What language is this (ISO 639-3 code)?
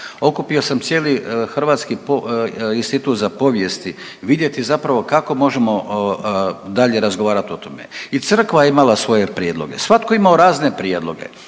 hrv